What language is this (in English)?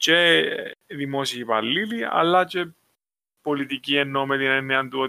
Greek